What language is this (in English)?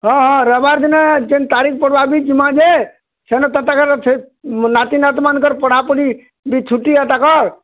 Odia